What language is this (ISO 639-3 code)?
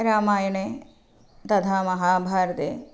san